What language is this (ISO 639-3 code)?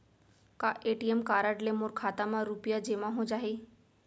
hne